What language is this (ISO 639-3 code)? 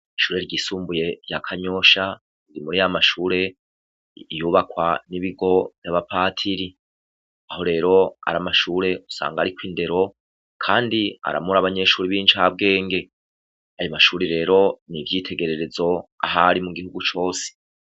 run